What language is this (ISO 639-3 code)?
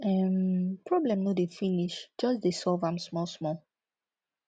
pcm